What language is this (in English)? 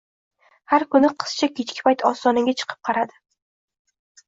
Uzbek